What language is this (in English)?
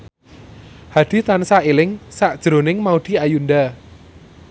Javanese